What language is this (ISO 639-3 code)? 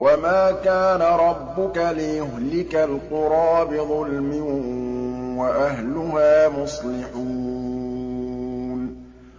ara